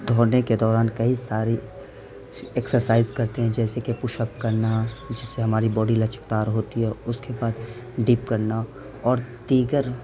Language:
Urdu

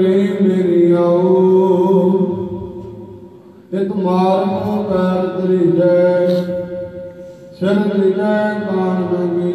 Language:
Punjabi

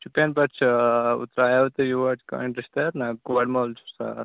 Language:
Kashmiri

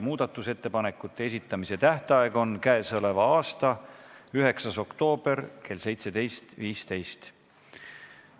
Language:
Estonian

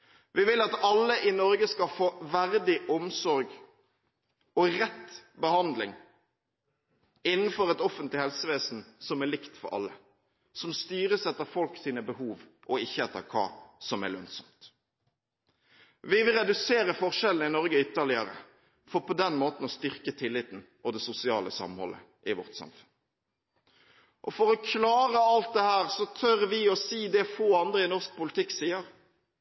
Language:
Norwegian Bokmål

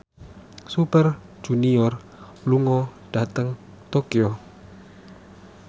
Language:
Javanese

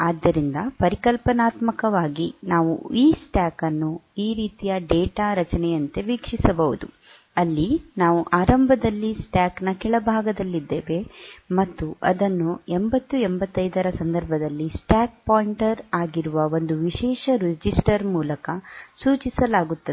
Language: Kannada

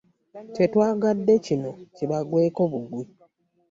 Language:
Ganda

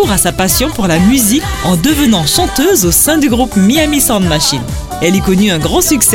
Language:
French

